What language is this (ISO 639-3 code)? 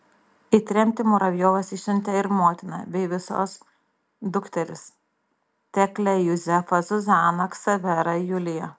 lit